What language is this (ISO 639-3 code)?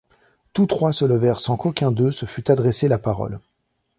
fra